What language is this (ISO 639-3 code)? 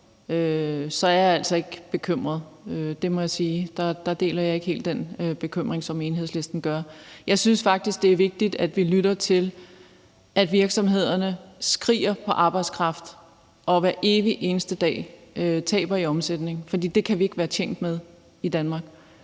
dan